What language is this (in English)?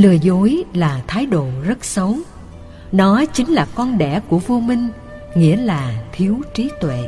Vietnamese